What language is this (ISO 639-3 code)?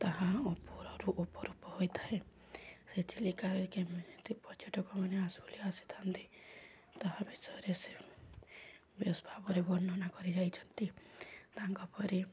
ori